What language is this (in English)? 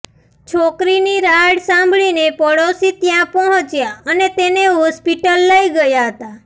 Gujarati